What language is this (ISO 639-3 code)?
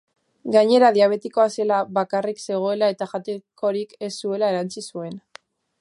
eus